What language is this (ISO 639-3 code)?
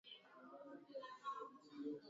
swa